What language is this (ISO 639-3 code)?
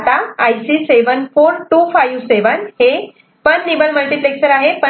mar